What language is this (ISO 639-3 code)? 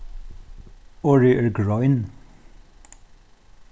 fao